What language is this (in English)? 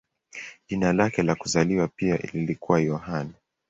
Swahili